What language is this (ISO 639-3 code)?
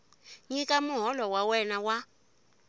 tso